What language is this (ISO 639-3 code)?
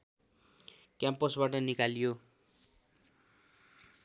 nep